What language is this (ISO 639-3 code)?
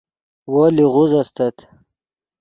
ydg